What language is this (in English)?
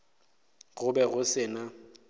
Northern Sotho